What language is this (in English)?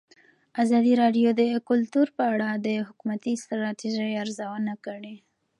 Pashto